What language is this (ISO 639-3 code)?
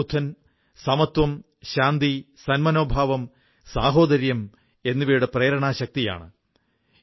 mal